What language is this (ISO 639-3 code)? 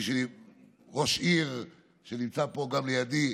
heb